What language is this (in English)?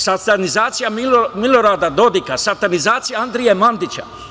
Serbian